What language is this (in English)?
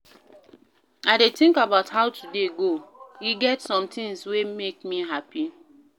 Nigerian Pidgin